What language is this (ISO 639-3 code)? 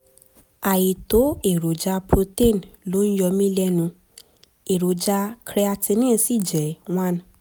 yor